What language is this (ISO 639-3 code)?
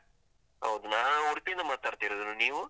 kan